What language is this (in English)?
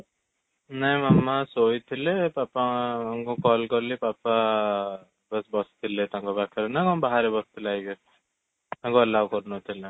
Odia